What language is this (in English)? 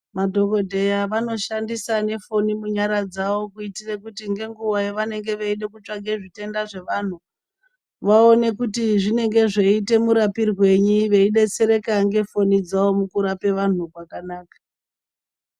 Ndau